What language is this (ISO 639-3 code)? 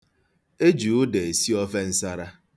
ibo